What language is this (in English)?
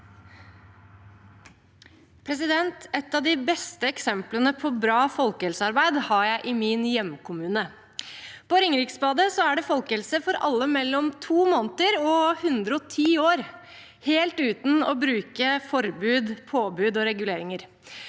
Norwegian